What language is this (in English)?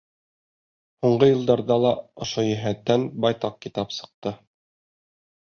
Bashkir